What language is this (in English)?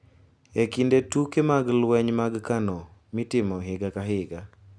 Luo (Kenya and Tanzania)